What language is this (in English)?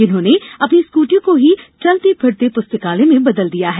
Hindi